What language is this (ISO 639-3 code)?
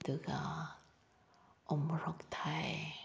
mni